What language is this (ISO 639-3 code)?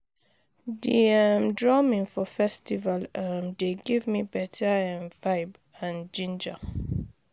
pcm